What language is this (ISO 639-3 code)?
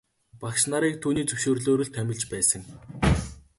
mon